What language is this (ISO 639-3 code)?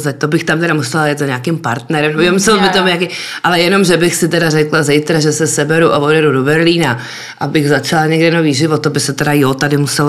ces